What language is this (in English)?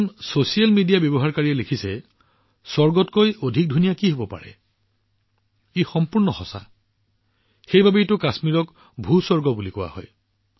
Assamese